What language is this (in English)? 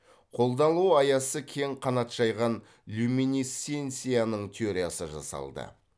Kazakh